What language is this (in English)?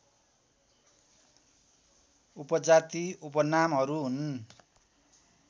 Nepali